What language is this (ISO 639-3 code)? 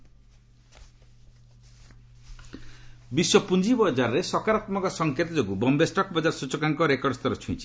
ori